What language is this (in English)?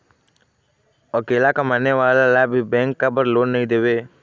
Chhattisgarhi